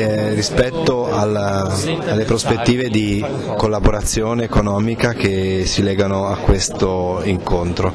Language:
Italian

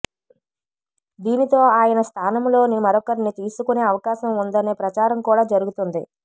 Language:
Telugu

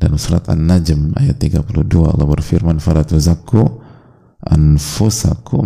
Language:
Indonesian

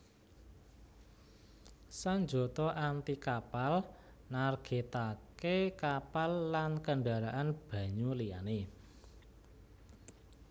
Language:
Javanese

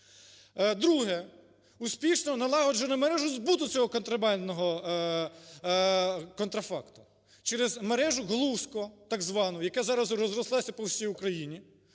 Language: Ukrainian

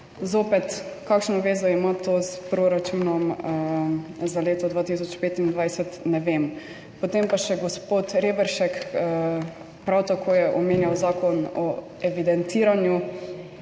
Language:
Slovenian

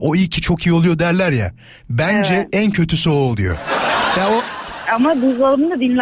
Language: Turkish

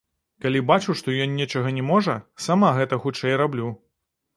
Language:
Belarusian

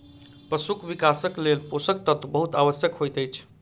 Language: Maithili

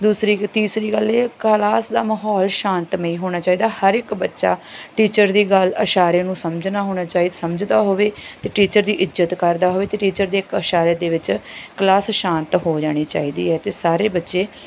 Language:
Punjabi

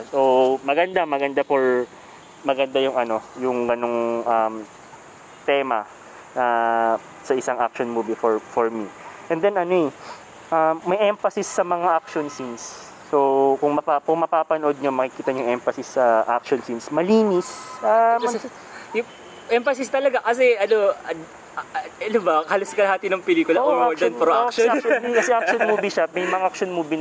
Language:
Filipino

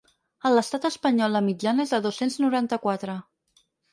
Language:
Catalan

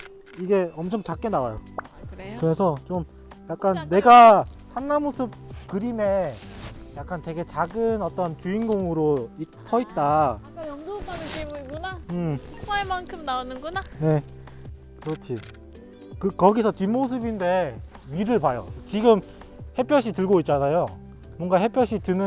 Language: Korean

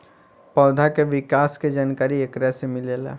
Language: Bhojpuri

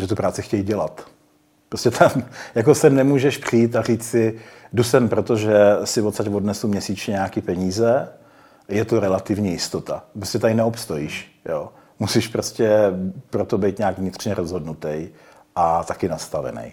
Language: Czech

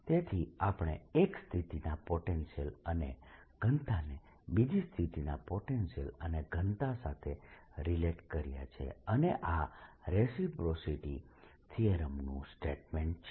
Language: Gujarati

